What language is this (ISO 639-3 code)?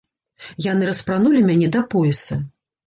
bel